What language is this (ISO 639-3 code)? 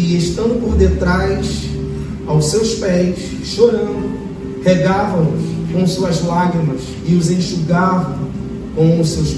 por